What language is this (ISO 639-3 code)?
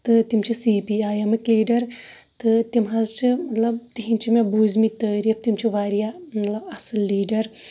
kas